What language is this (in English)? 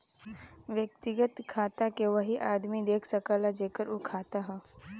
Bhojpuri